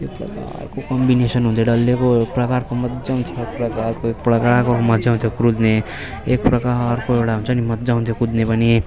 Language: Nepali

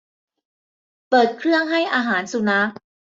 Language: Thai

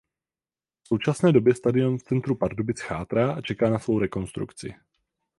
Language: Czech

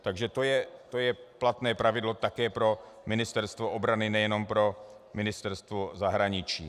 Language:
Czech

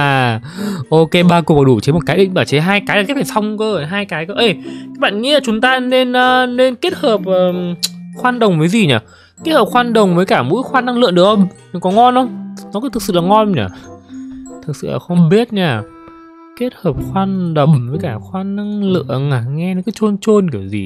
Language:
Vietnamese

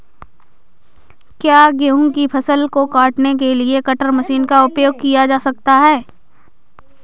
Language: Hindi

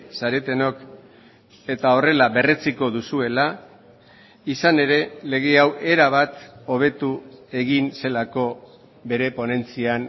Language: Basque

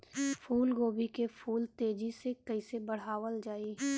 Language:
Bhojpuri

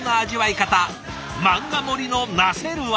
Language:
Japanese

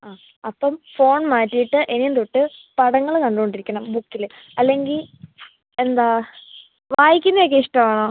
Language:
Malayalam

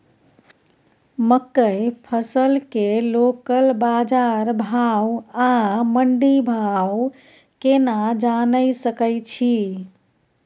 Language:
Maithili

